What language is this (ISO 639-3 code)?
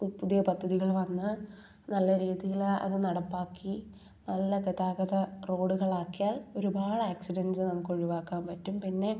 mal